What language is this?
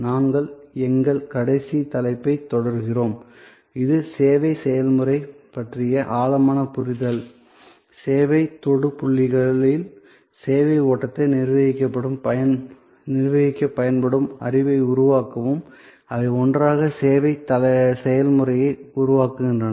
Tamil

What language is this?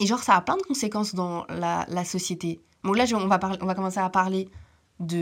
French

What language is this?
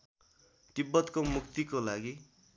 Nepali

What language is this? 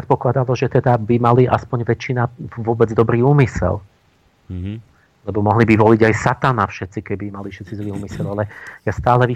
Slovak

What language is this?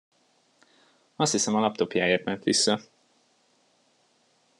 Hungarian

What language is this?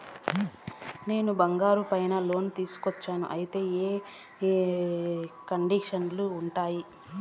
Telugu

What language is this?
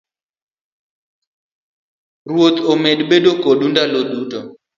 Luo (Kenya and Tanzania)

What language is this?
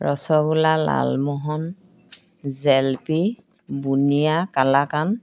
Assamese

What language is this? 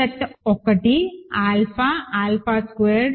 Telugu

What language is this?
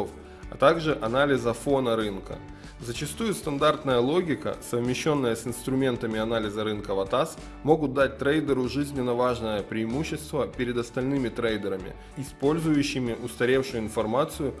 Russian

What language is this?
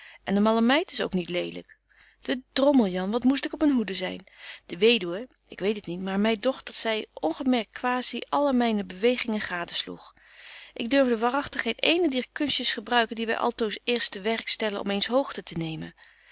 Dutch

